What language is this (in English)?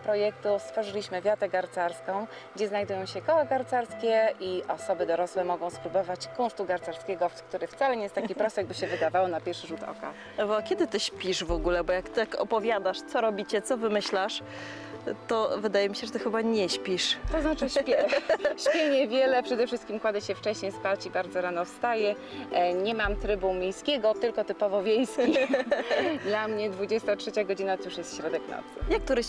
Polish